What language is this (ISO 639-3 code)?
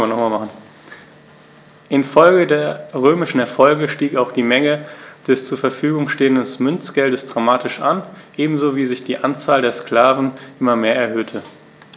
deu